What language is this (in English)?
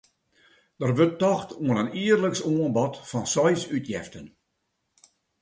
Western Frisian